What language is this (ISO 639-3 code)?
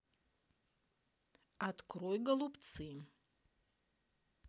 rus